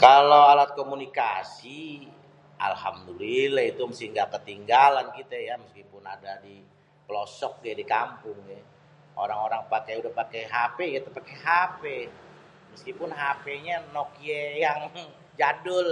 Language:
Betawi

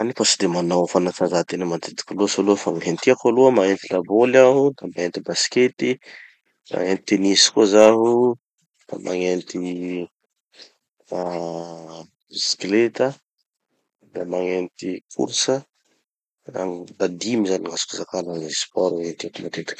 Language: Tanosy Malagasy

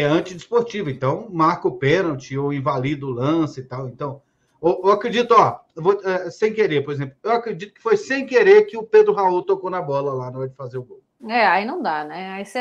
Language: Portuguese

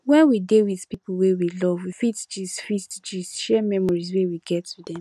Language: Nigerian Pidgin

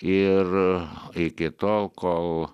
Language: Lithuanian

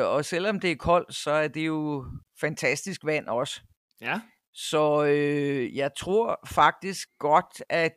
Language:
Danish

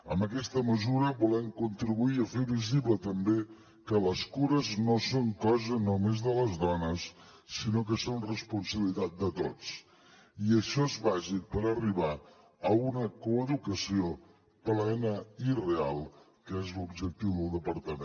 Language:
Catalan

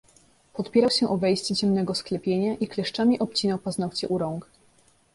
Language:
Polish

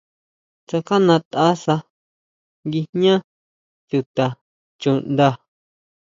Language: Huautla Mazatec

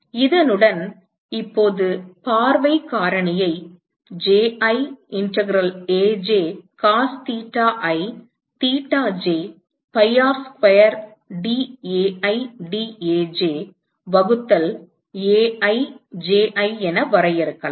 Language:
Tamil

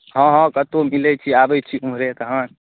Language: Maithili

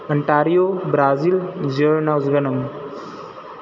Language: Punjabi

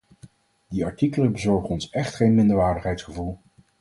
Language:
Dutch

